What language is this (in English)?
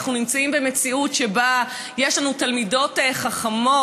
Hebrew